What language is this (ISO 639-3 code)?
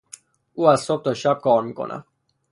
fas